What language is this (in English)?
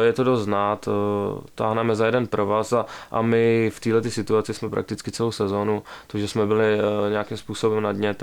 Czech